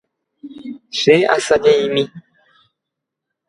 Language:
Guarani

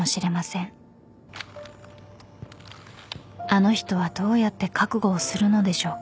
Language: Japanese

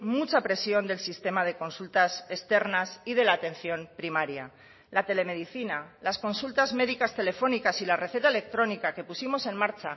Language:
Spanish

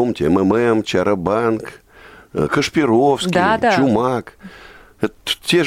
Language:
Russian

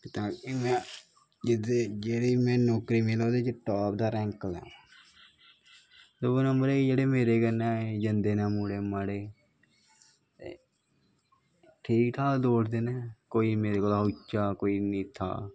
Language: Dogri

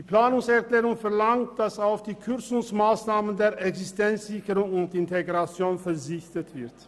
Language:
Swiss German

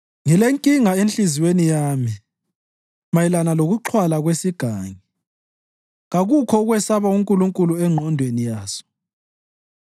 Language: North Ndebele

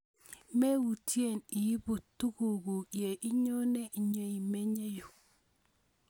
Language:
Kalenjin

